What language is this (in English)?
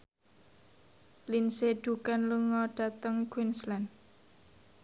Javanese